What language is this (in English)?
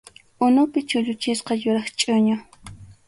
Arequipa-La Unión Quechua